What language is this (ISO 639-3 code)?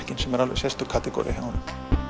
isl